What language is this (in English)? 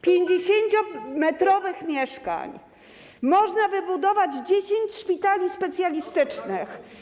Polish